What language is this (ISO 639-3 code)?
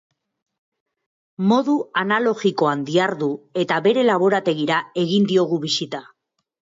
eus